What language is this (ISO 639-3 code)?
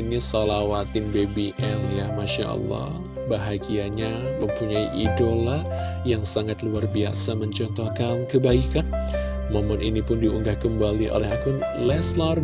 ind